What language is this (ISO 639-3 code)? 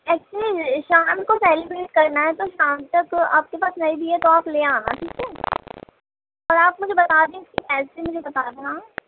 urd